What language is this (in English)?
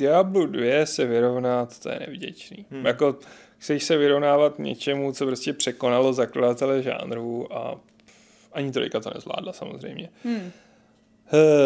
Czech